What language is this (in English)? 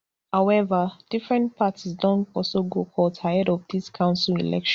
Nigerian Pidgin